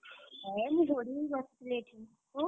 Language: Odia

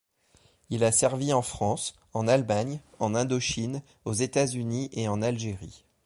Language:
French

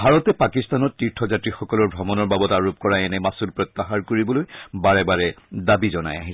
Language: Assamese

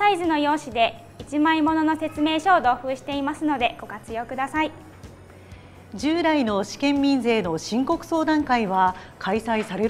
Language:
Japanese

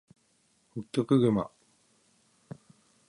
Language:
Japanese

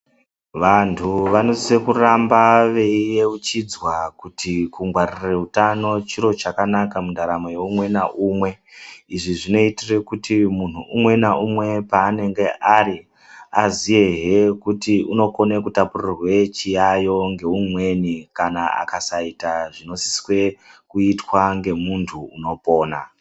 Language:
Ndau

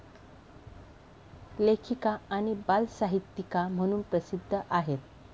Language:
Marathi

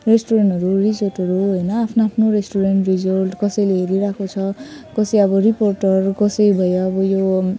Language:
Nepali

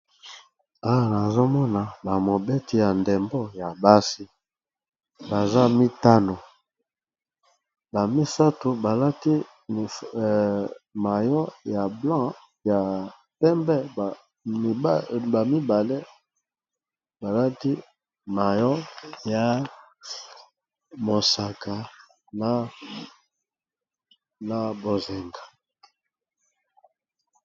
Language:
Lingala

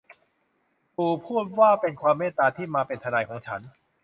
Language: Thai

